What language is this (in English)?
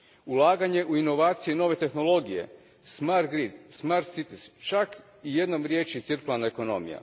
Croatian